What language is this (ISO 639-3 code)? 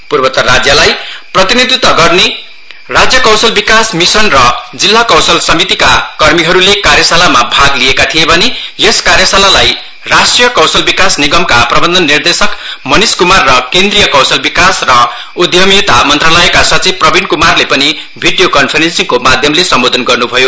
nep